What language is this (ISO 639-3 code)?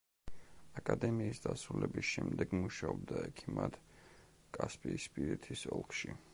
kat